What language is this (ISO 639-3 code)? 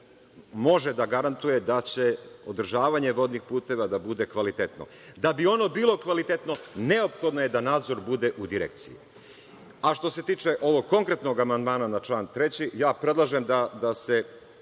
srp